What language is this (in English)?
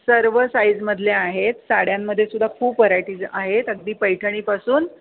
Marathi